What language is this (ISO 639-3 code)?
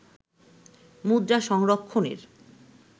ben